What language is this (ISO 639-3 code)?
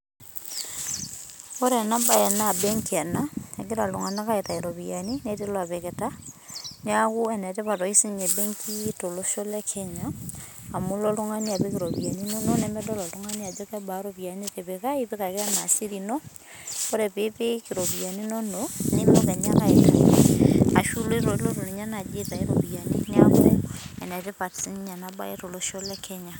mas